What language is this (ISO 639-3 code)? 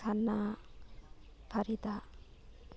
mni